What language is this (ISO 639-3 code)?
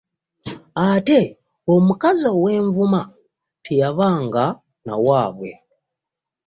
lug